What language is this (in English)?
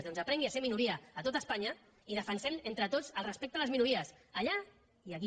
Catalan